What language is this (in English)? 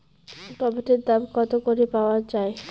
Bangla